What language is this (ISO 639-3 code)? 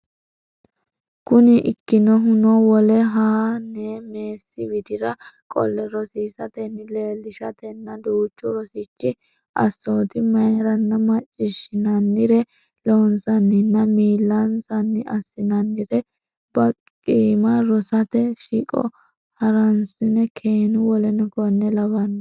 sid